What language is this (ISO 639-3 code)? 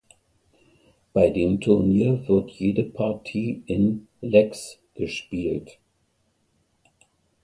deu